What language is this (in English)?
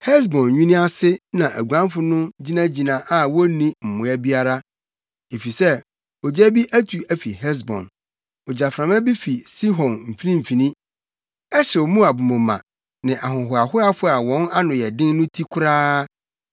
Akan